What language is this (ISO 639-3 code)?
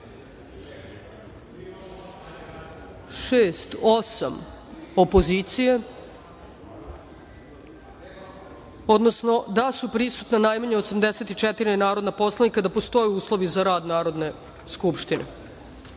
srp